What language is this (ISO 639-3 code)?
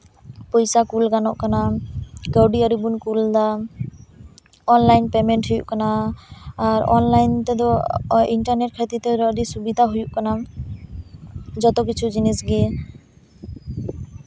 sat